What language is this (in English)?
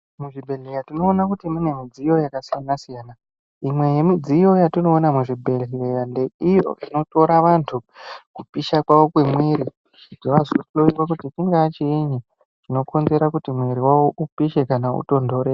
Ndau